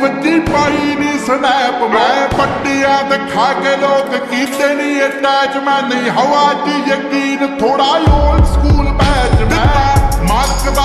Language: Arabic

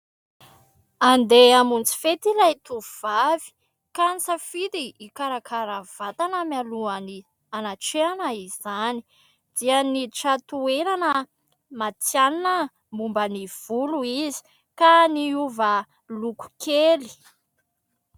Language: Malagasy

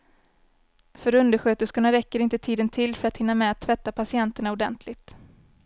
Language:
Swedish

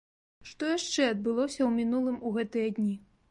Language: Belarusian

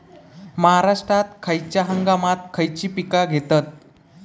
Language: Marathi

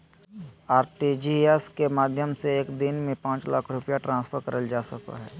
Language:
Magahi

